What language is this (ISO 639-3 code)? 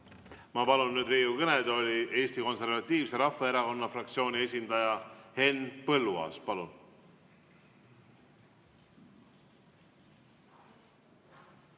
est